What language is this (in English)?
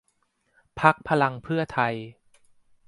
Thai